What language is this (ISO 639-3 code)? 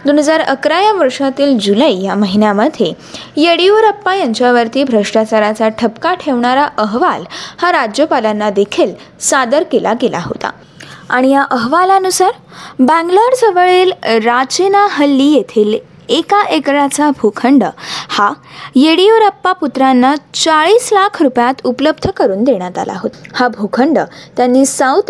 mar